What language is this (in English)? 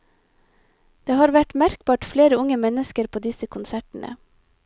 Norwegian